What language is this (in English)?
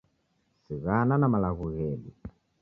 Taita